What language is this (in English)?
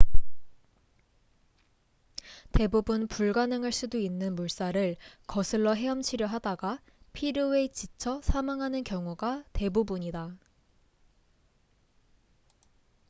Korean